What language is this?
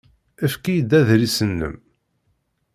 Kabyle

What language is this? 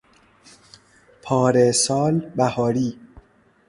Persian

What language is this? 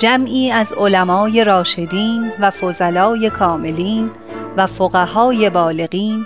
Persian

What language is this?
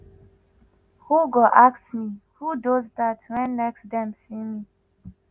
Nigerian Pidgin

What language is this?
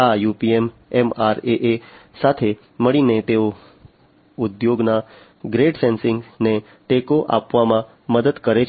Gujarati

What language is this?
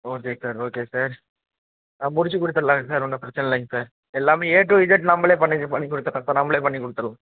Tamil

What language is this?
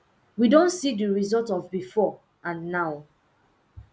Nigerian Pidgin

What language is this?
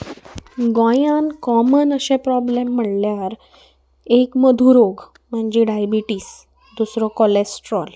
Konkani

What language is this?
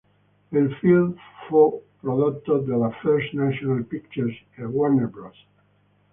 Italian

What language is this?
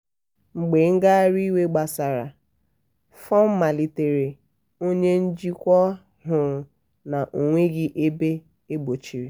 Igbo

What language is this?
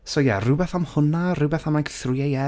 Welsh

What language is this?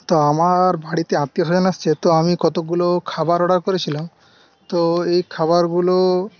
Bangla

